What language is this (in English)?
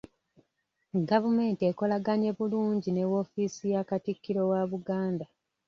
Ganda